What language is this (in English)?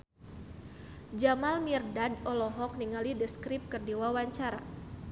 Sundanese